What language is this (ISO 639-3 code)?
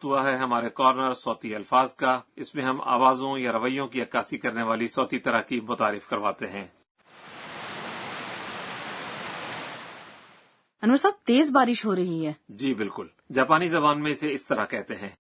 urd